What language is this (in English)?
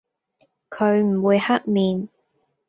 Cantonese